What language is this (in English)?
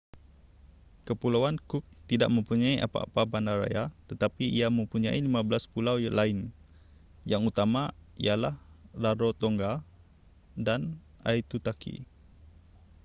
Malay